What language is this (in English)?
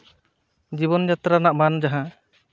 Santali